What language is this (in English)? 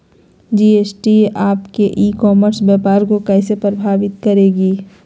Magahi